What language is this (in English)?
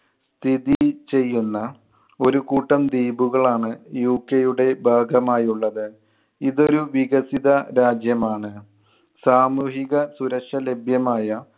Malayalam